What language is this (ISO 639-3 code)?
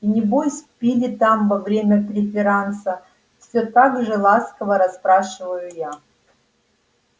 rus